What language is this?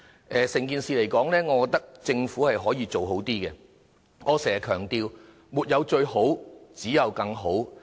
Cantonese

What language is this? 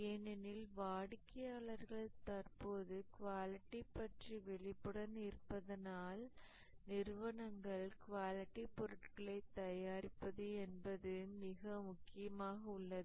Tamil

